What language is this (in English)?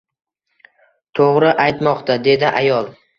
Uzbek